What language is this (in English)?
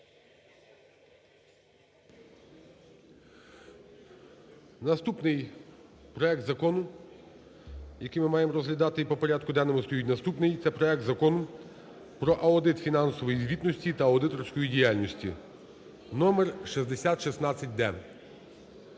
Ukrainian